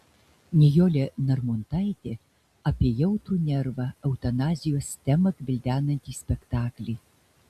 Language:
Lithuanian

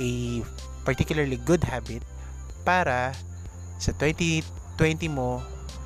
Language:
Filipino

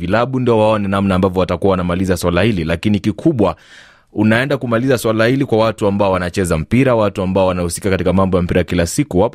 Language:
Swahili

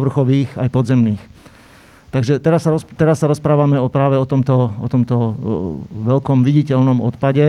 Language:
Slovak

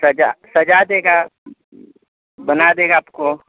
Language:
Hindi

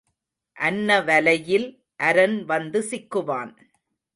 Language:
Tamil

